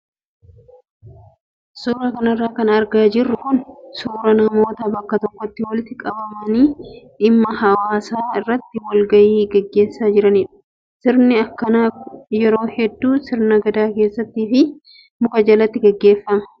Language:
Oromo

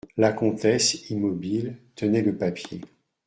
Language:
French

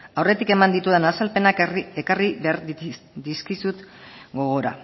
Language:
Basque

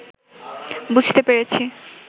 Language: Bangla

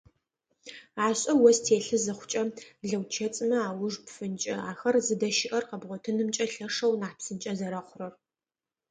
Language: Adyghe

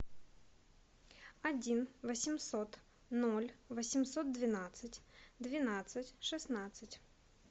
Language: Russian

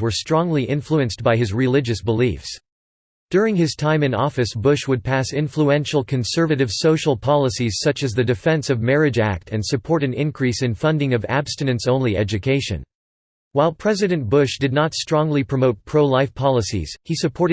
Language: English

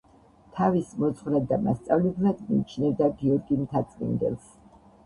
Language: Georgian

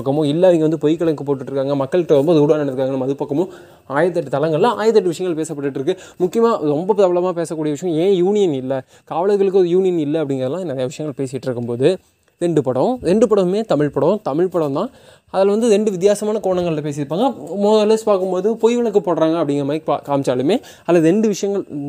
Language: Tamil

